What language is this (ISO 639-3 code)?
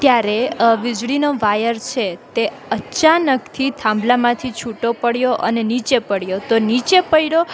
guj